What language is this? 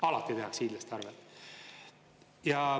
Estonian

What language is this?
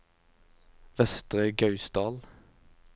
Norwegian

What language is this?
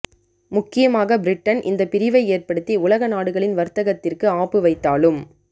Tamil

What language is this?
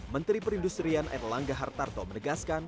Indonesian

